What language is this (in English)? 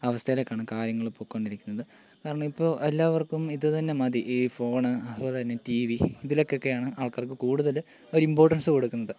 Malayalam